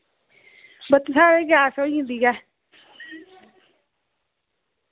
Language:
Dogri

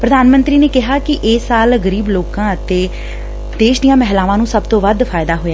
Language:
Punjabi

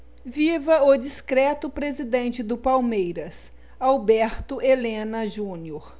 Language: Portuguese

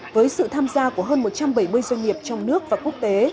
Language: Vietnamese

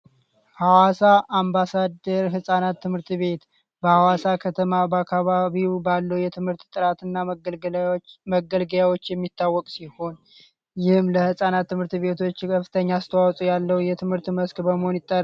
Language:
Amharic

